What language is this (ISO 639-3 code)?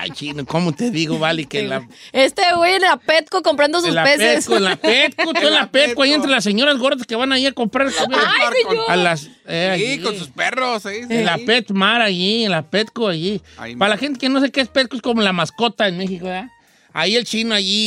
spa